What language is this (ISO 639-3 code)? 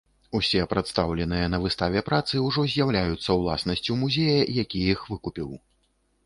bel